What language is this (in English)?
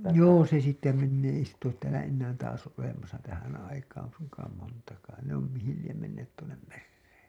Finnish